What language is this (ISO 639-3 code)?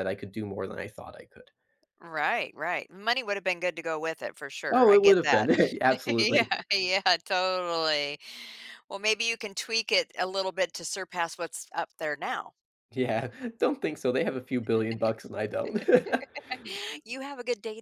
eng